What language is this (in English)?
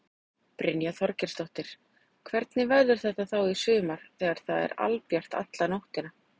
Icelandic